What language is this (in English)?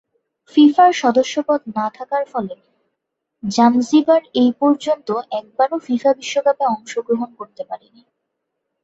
Bangla